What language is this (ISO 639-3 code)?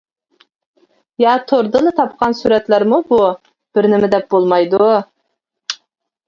uig